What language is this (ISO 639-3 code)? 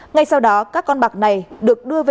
vie